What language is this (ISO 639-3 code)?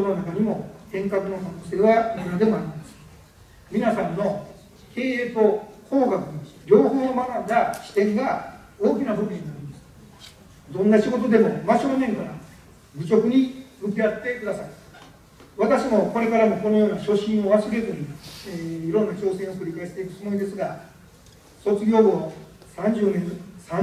jpn